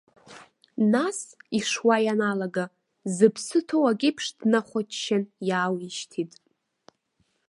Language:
Abkhazian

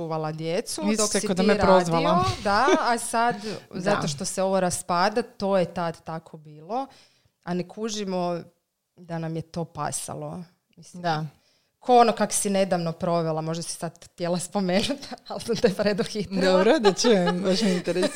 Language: Croatian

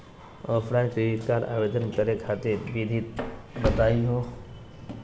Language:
Magahi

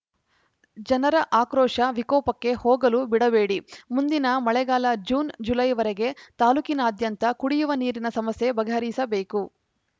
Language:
Kannada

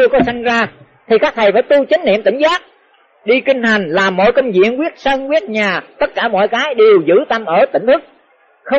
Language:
Vietnamese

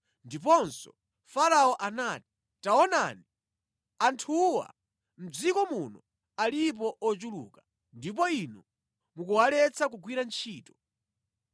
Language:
Nyanja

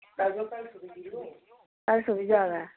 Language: Dogri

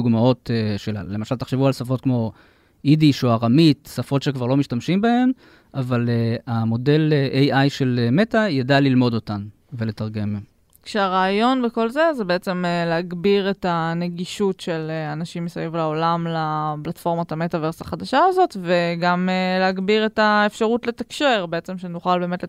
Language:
Hebrew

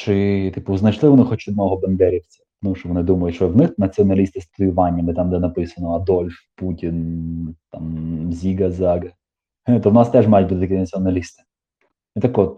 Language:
Ukrainian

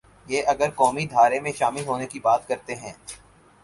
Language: Urdu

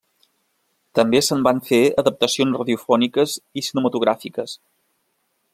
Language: Catalan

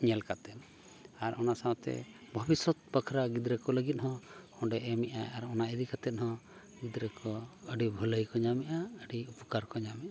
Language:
Santali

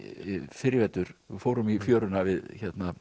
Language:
Icelandic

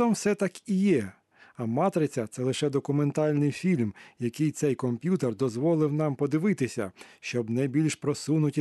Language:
Ukrainian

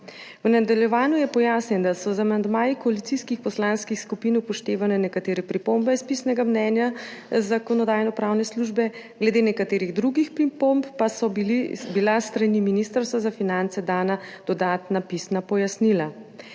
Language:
Slovenian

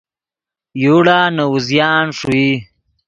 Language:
Yidgha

